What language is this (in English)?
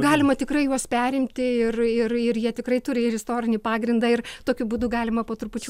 Lithuanian